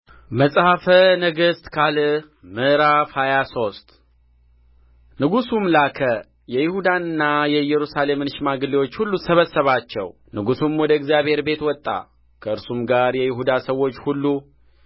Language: Amharic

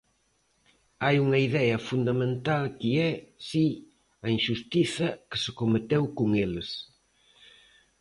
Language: Galician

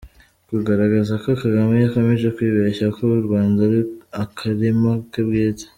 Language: Kinyarwanda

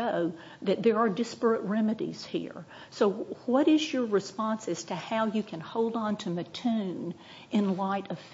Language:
English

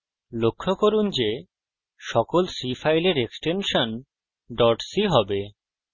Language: Bangla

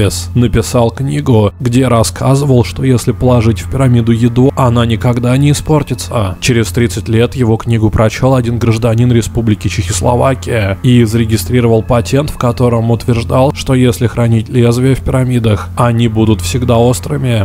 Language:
Russian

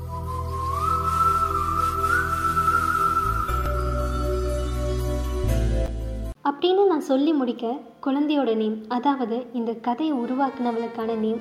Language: Tamil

